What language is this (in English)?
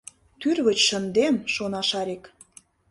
Mari